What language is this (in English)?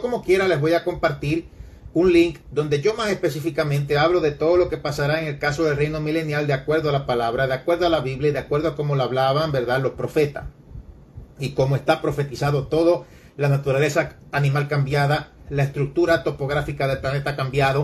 Spanish